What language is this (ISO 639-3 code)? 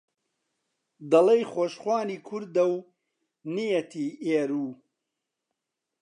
ckb